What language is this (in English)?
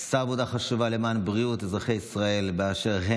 Hebrew